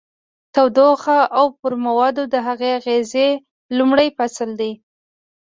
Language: Pashto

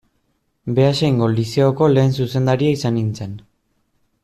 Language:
Basque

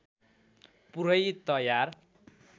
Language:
Nepali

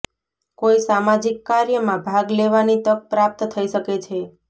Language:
Gujarati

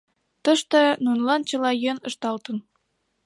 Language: Mari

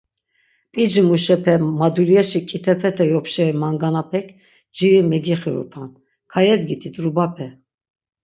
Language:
Laz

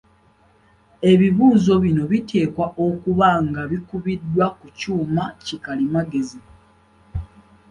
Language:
Ganda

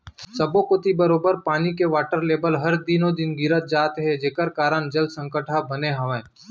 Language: Chhattisgarhi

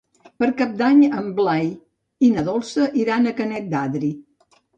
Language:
Catalan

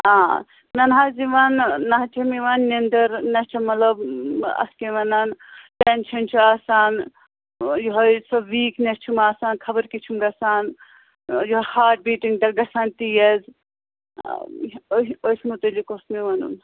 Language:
Kashmiri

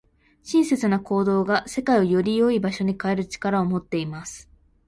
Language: Japanese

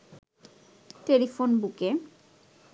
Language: Bangla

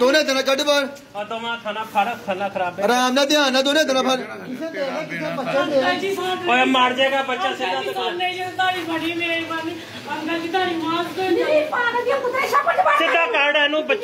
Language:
Indonesian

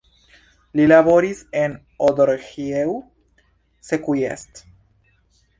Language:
Esperanto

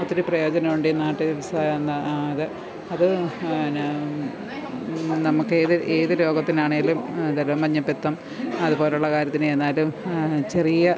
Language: Malayalam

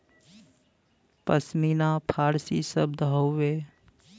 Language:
Bhojpuri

